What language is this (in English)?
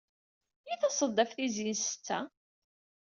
Kabyle